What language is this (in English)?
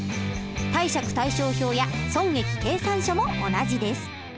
Japanese